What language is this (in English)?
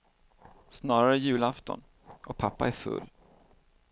Swedish